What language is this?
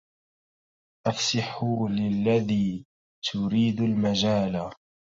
Arabic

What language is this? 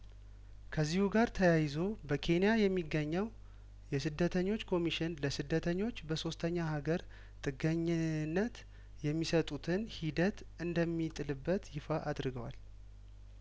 Amharic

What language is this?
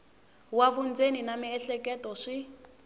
Tsonga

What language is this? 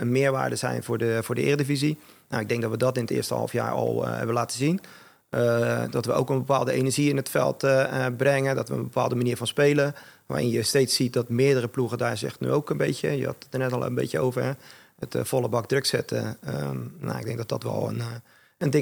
Dutch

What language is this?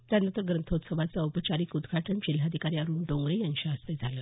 Marathi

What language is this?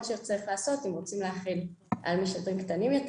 Hebrew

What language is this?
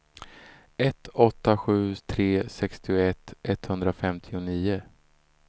Swedish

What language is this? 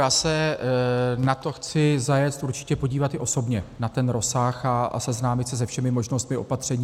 Czech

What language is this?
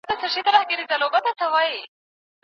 Pashto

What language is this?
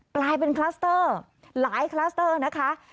Thai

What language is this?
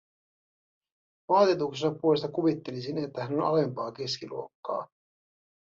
Finnish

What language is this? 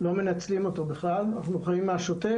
Hebrew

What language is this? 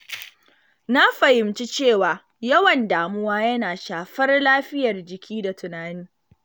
Hausa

